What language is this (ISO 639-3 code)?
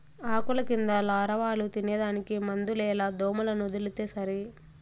tel